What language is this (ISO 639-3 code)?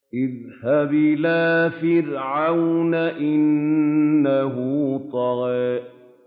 ara